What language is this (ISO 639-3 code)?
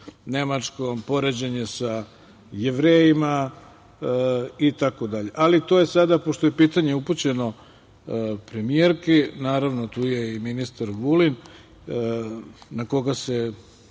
srp